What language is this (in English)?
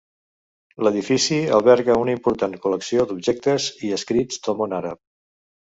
Catalan